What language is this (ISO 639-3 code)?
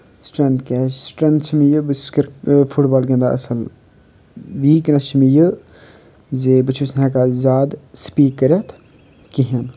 kas